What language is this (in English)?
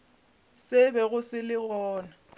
Northern Sotho